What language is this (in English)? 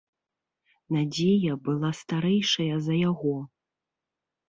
Belarusian